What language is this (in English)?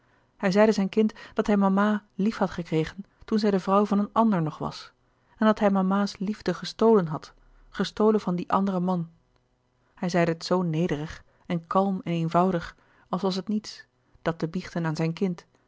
Dutch